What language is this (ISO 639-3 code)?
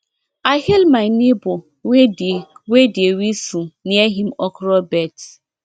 pcm